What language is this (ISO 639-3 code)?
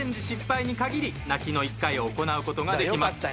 jpn